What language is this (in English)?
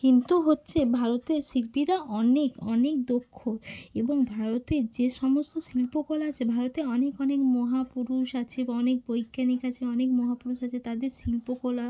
Bangla